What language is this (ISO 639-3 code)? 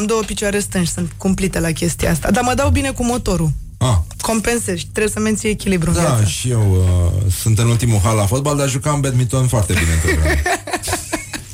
ron